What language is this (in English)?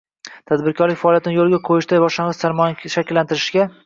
Uzbek